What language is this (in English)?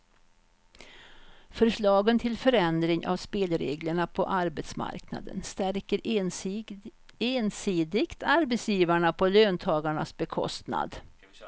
Swedish